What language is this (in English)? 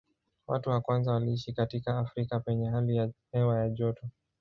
Swahili